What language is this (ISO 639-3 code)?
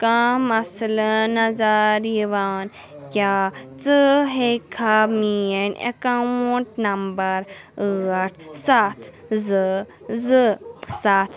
kas